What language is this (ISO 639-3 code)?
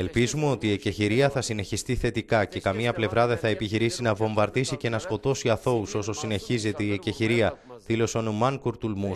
ell